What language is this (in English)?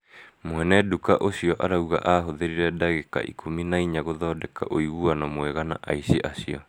Kikuyu